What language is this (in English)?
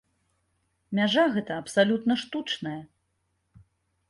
Belarusian